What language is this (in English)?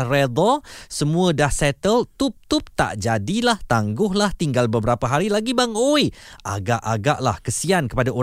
Malay